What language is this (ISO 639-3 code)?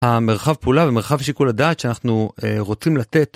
heb